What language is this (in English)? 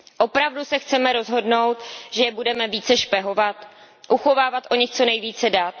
Czech